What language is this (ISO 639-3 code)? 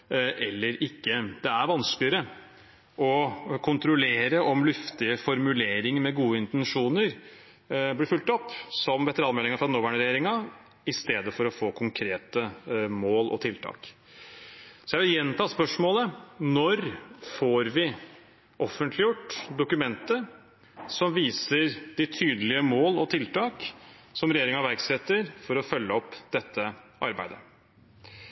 nob